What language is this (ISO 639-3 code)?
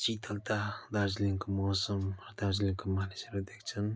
nep